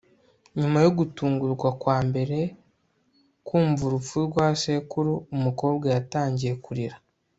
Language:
Kinyarwanda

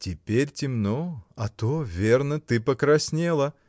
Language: Russian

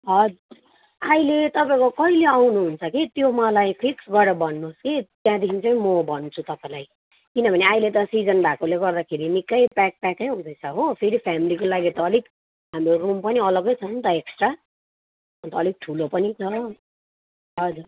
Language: Nepali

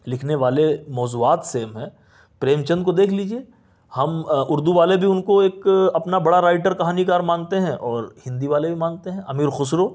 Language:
Urdu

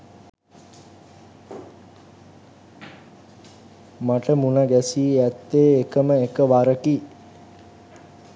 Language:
Sinhala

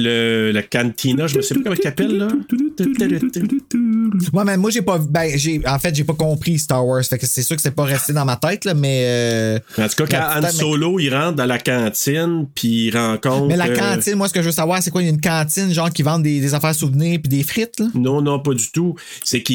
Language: French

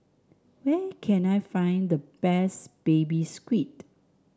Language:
English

